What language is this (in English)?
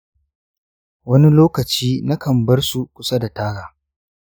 Hausa